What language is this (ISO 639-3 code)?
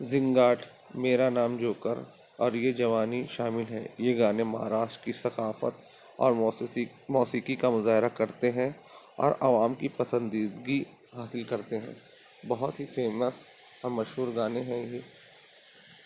urd